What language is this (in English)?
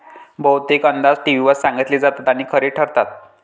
Marathi